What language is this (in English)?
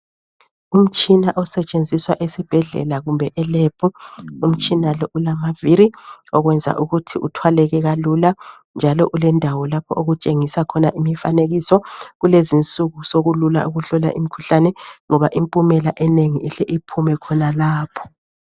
North Ndebele